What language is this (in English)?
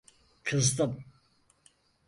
Turkish